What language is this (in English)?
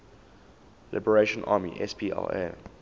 English